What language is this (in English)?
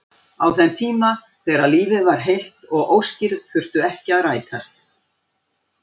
Icelandic